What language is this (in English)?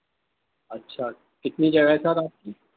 Urdu